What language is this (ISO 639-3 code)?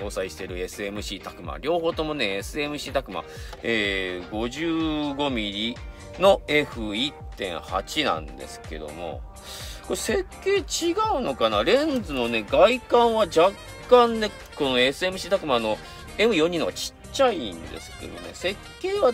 jpn